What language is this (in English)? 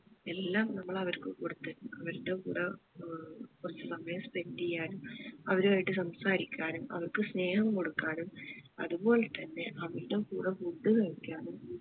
Malayalam